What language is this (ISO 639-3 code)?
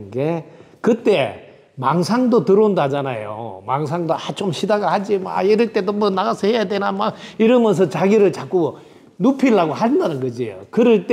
kor